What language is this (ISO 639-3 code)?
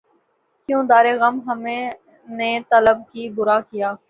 urd